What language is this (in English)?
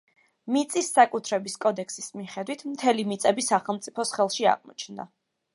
Georgian